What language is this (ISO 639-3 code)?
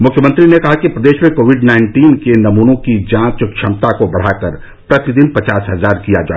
hin